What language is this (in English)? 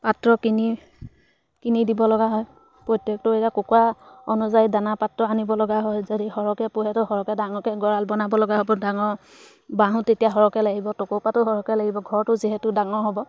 Assamese